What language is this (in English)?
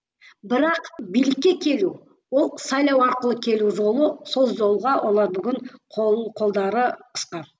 Kazakh